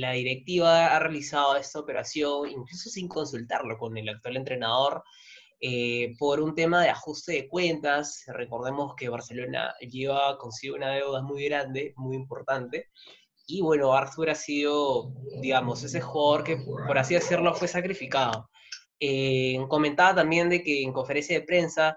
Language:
Spanish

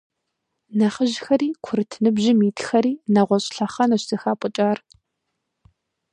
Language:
Kabardian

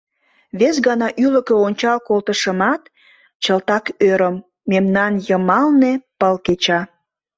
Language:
Mari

